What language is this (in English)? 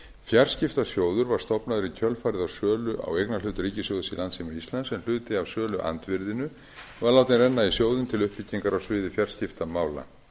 Icelandic